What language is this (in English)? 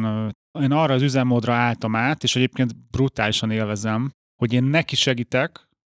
Hungarian